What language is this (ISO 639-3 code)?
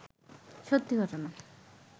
ben